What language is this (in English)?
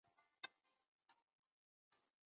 Chinese